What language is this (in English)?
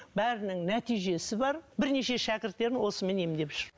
Kazakh